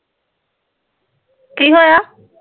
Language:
Punjabi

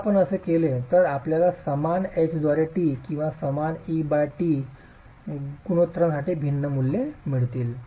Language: Marathi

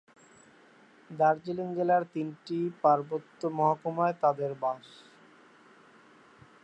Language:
Bangla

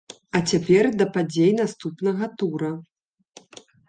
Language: Belarusian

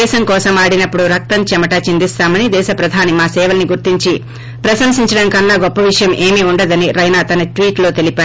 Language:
Telugu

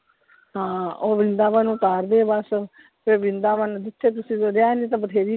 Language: Punjabi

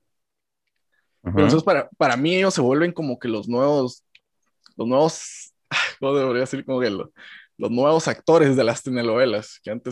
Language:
Spanish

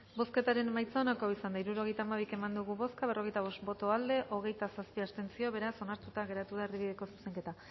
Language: Basque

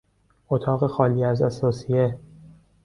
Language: Persian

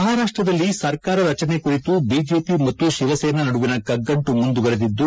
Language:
Kannada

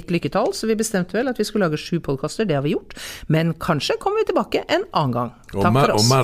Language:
Swedish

